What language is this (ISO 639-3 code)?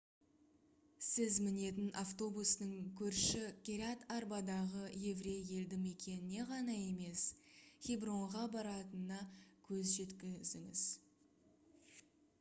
kaz